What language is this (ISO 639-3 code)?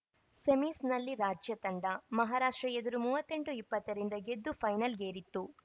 kan